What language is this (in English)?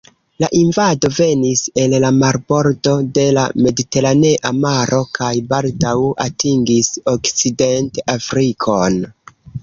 Esperanto